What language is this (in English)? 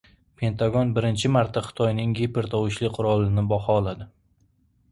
Uzbek